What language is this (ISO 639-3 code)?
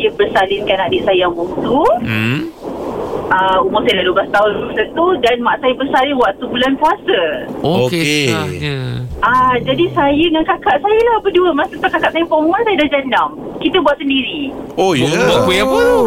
msa